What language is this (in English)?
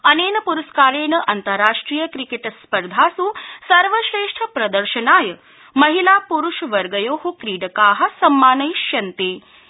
Sanskrit